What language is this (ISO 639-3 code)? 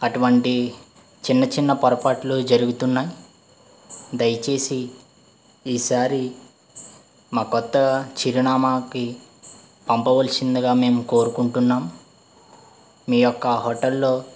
tel